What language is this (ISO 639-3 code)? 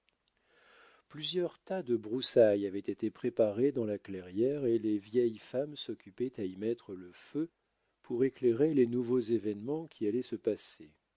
fra